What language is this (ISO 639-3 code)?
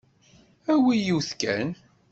kab